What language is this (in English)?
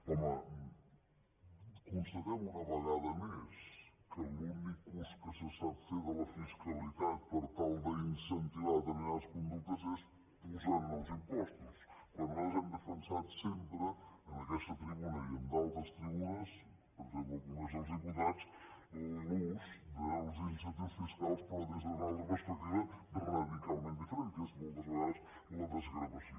Catalan